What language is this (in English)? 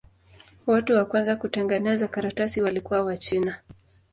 Swahili